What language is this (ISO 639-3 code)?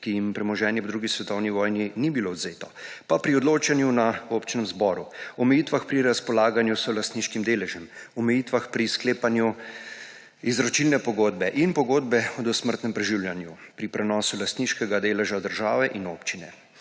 slv